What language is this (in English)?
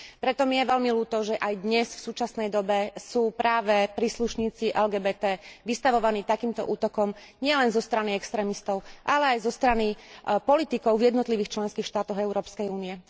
Slovak